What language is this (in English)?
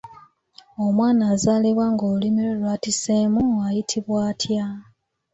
Ganda